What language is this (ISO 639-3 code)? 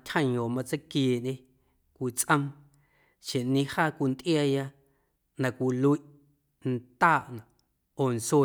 amu